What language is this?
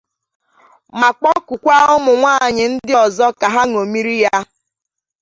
Igbo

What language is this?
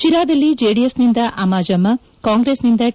Kannada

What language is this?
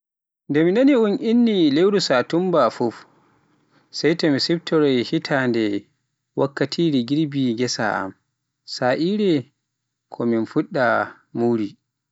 Pular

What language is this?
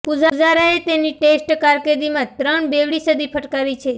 Gujarati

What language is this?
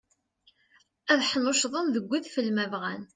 Kabyle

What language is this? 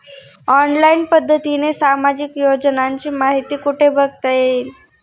Marathi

